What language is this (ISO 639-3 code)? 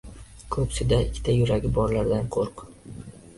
uzb